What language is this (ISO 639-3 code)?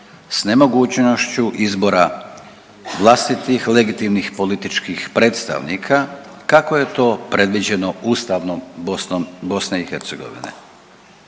hrv